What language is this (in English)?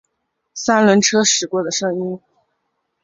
Chinese